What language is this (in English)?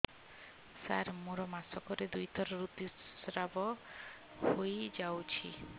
Odia